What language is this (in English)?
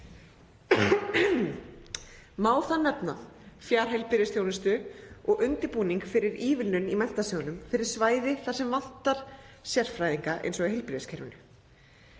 Icelandic